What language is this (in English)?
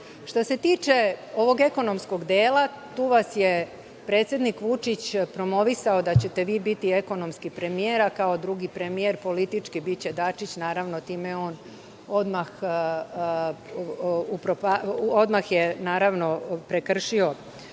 Serbian